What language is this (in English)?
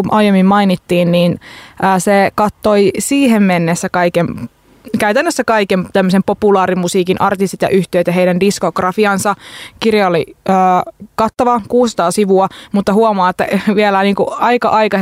Finnish